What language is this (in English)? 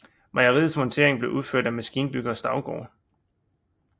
Danish